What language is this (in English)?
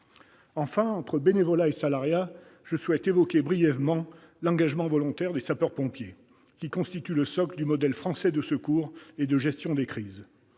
French